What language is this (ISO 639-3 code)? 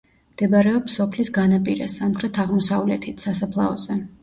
kat